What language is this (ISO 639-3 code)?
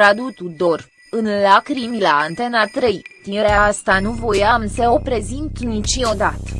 ron